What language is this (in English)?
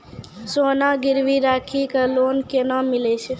Maithili